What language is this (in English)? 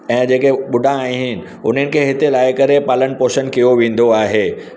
Sindhi